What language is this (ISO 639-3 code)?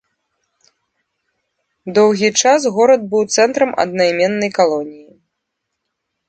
bel